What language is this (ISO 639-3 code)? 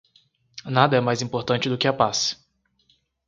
por